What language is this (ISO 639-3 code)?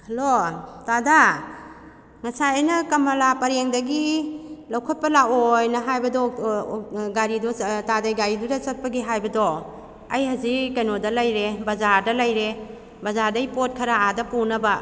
mni